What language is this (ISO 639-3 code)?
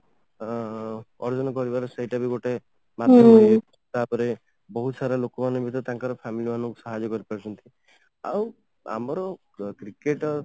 ori